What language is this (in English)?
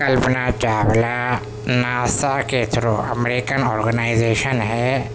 Urdu